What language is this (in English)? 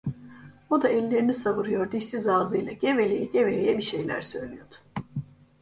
Turkish